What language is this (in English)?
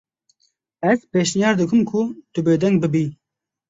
Kurdish